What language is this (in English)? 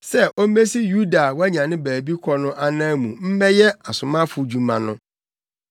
Akan